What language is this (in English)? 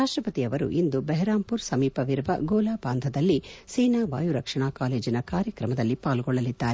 Kannada